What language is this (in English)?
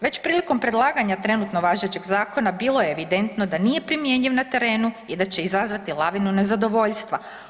Croatian